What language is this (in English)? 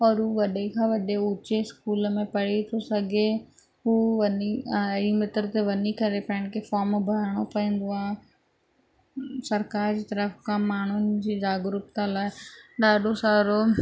Sindhi